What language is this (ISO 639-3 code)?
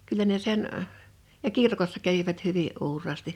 fin